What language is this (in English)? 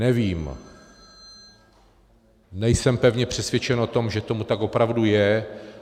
Czech